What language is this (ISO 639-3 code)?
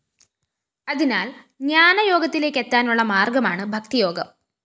mal